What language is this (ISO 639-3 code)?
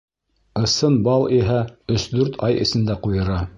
bak